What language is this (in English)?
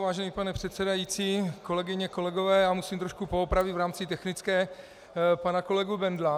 Czech